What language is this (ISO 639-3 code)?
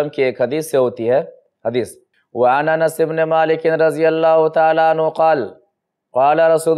ind